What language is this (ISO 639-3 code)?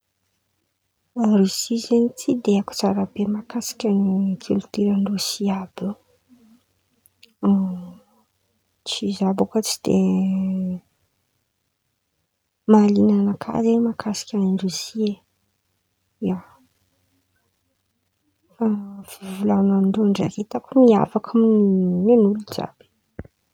xmv